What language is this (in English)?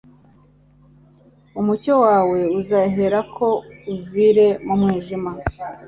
Kinyarwanda